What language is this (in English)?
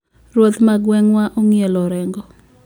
Luo (Kenya and Tanzania)